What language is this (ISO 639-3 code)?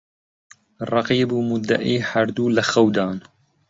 ckb